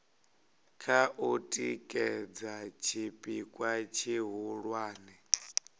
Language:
Venda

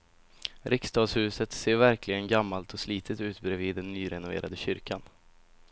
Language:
Swedish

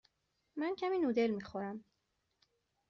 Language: Persian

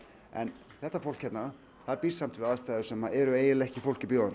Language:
Icelandic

